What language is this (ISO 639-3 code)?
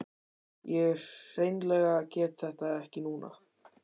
isl